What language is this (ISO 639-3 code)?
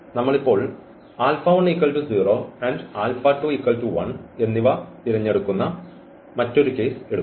mal